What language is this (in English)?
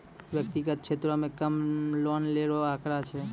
Maithili